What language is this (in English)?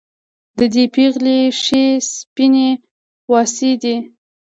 Pashto